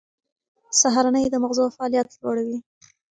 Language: Pashto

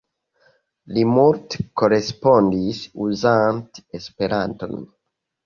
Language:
Esperanto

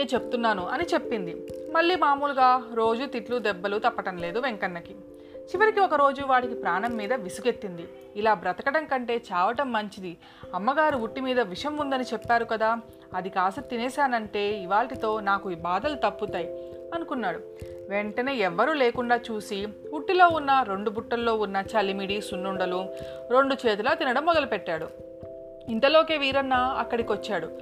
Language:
Telugu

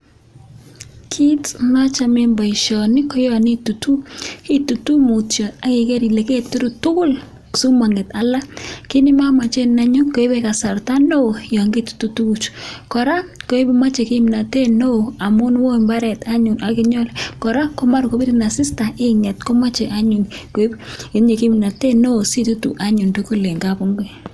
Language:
Kalenjin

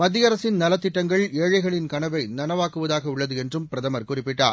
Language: Tamil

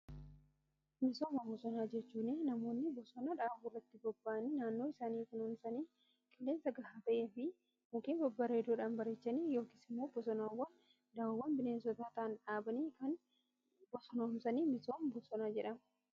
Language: Oromo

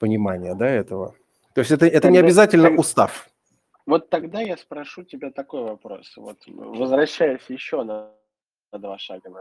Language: Russian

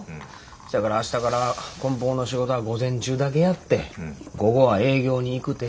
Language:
Japanese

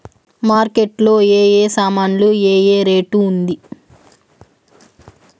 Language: Telugu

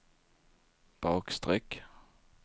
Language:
Swedish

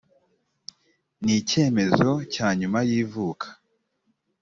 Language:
Kinyarwanda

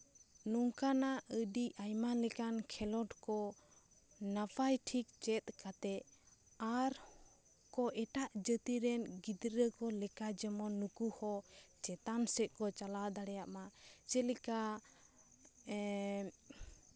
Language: Santali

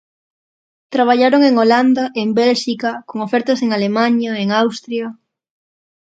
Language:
Galician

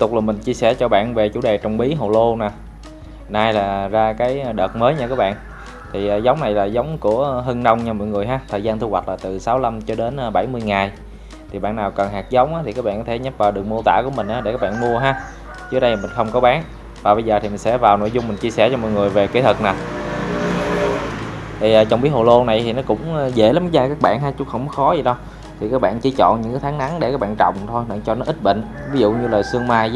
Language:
Vietnamese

